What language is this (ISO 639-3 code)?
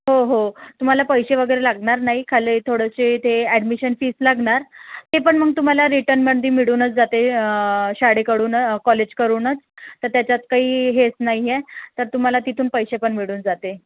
mar